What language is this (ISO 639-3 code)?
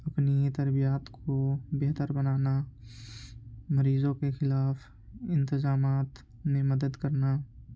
urd